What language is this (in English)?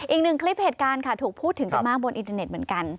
Thai